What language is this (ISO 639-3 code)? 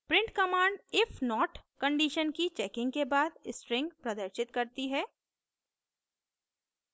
hin